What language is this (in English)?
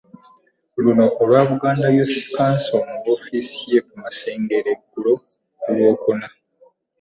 Ganda